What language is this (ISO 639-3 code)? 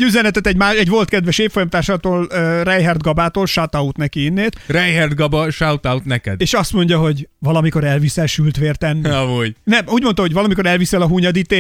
hun